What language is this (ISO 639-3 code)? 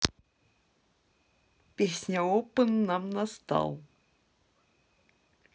rus